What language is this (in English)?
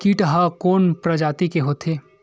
Chhattisgarhi